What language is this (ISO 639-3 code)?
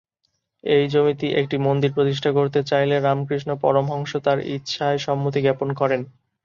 ben